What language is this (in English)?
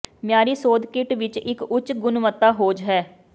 Punjabi